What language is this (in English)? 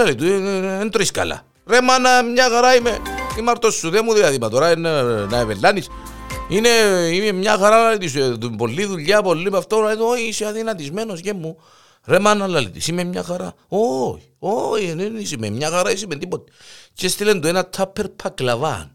Greek